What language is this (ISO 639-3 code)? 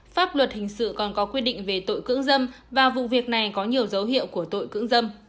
vie